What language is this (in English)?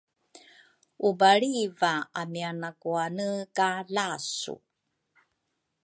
Rukai